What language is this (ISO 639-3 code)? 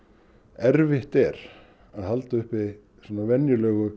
isl